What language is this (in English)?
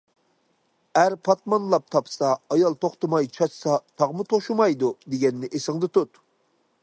Uyghur